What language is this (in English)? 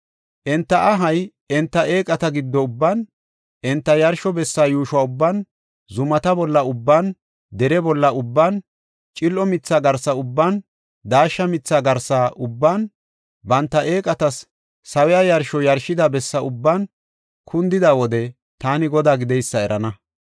Gofa